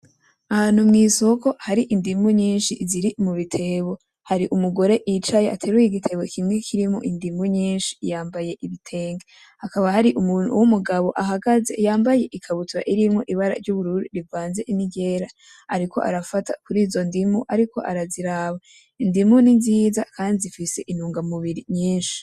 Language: Rundi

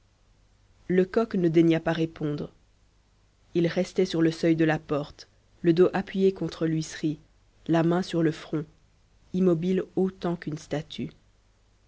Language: French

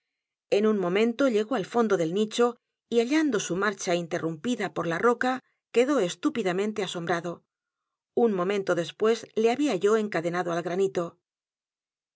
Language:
Spanish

